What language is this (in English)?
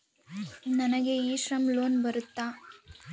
Kannada